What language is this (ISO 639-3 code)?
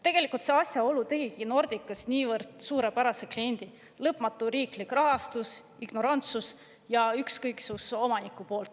est